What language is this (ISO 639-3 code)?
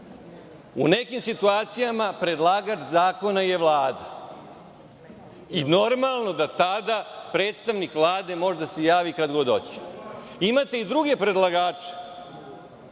srp